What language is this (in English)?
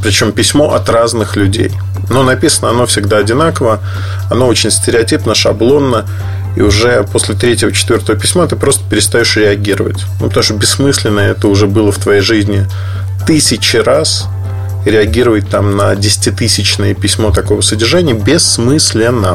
Russian